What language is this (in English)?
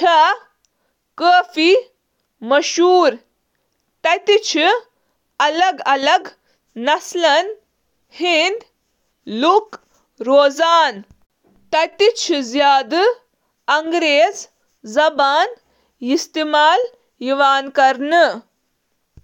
Kashmiri